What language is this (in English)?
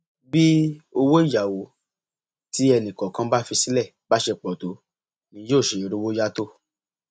Yoruba